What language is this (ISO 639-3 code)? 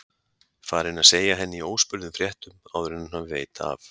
isl